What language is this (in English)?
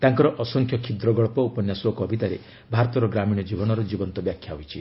Odia